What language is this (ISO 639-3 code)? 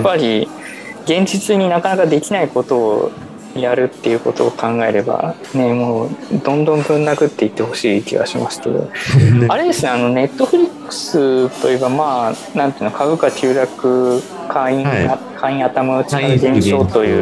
jpn